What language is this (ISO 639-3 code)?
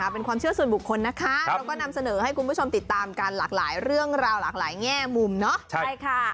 tha